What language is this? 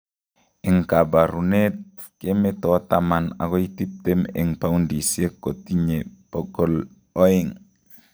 Kalenjin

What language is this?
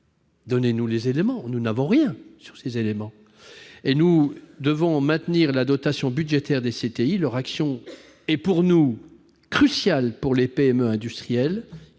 French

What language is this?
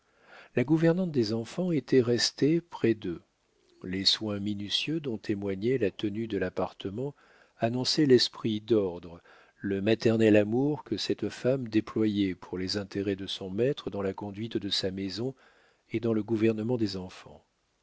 French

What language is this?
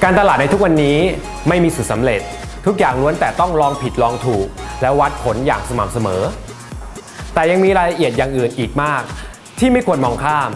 Thai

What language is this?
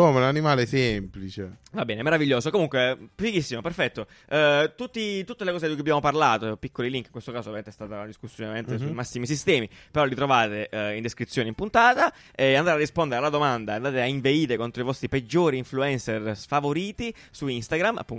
Italian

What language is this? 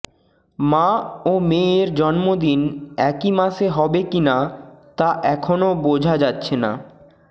Bangla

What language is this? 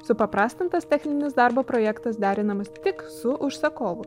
Lithuanian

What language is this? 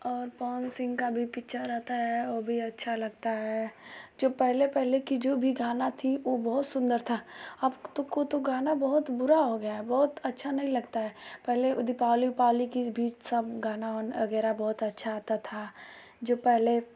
Hindi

